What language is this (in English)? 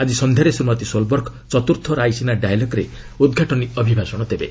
Odia